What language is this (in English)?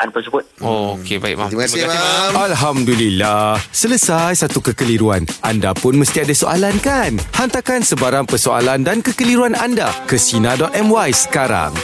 Malay